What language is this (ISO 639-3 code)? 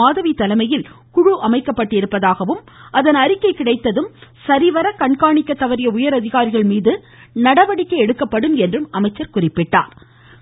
tam